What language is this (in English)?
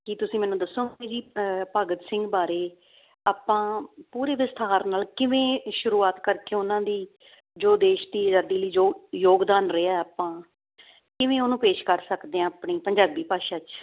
Punjabi